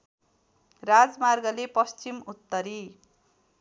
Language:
Nepali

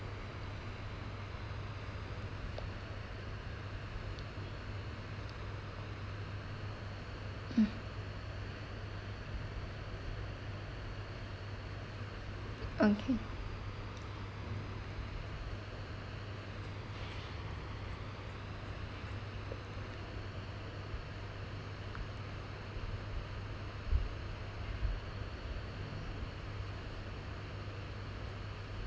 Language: English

